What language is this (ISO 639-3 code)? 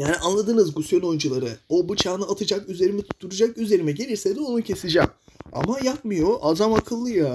tur